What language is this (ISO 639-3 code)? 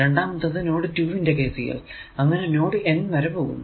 mal